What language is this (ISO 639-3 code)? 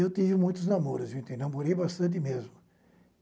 por